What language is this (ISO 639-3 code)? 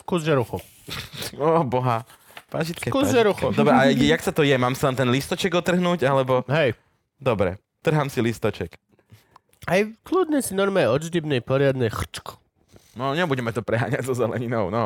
slk